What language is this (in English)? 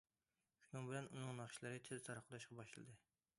Uyghur